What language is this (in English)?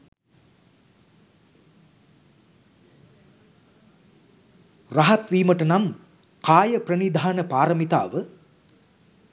Sinhala